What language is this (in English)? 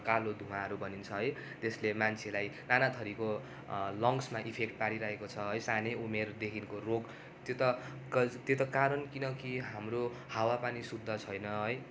Nepali